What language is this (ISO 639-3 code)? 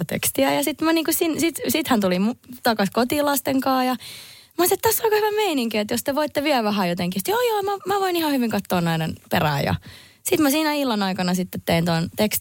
fin